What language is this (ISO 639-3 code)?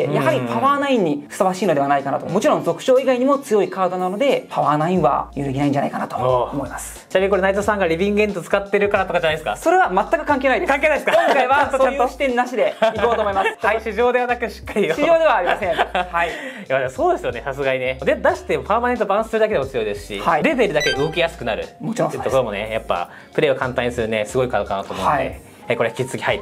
jpn